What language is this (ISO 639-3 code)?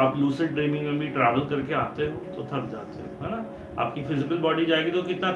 hin